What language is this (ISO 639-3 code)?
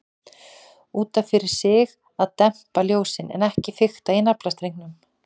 isl